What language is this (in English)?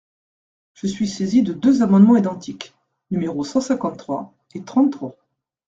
French